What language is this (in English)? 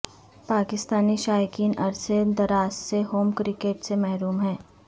Urdu